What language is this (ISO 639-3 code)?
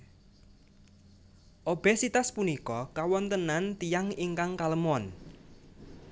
jav